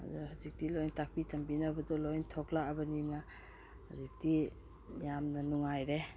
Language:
Manipuri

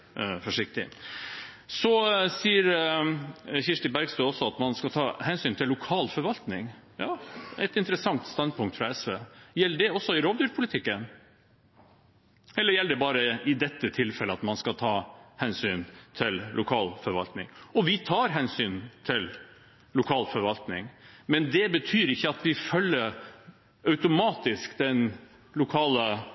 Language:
Norwegian Bokmål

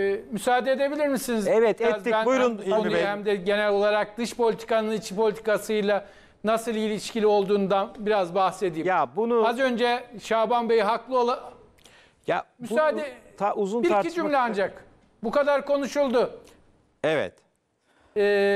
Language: Turkish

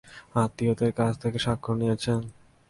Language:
Bangla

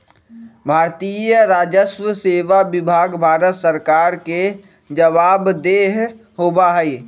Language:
Magahi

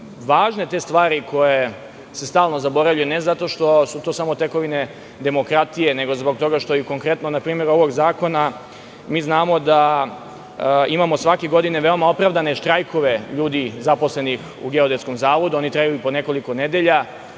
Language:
Serbian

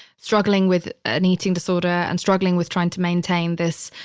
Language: English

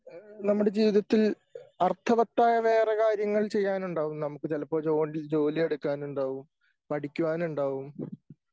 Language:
Malayalam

